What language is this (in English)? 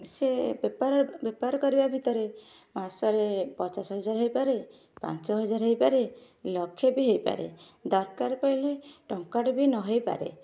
Odia